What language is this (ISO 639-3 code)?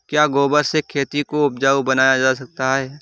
hin